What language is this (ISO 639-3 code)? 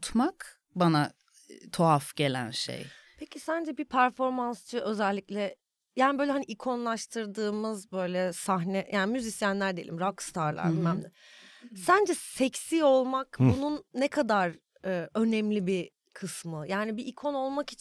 tur